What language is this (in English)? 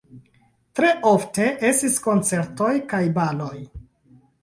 Esperanto